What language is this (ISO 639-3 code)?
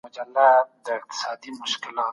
pus